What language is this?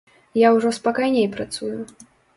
Belarusian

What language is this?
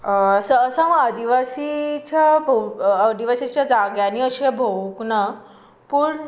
Konkani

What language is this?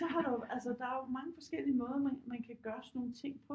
Danish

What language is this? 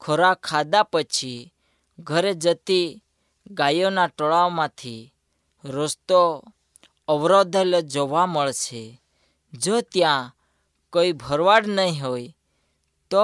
Hindi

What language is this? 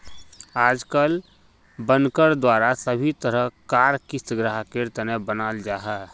Magahi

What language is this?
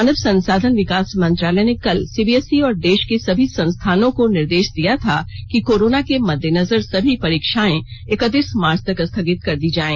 Hindi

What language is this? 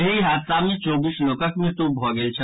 Maithili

